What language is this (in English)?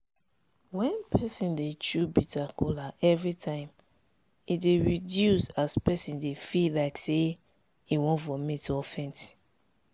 Nigerian Pidgin